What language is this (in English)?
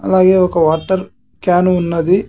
Telugu